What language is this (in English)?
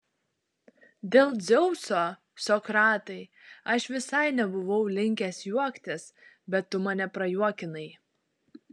Lithuanian